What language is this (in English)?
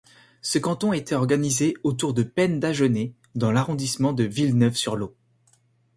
French